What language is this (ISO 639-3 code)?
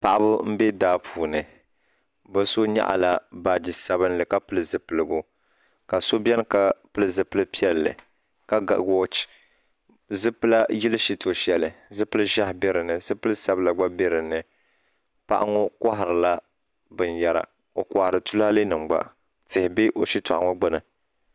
dag